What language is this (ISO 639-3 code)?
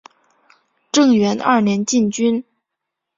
zho